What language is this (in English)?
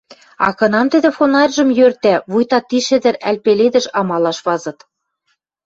Western Mari